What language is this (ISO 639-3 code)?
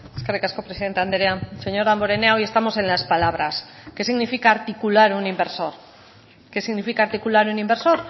spa